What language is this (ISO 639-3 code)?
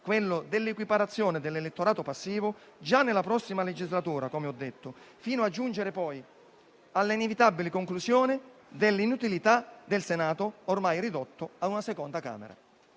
ita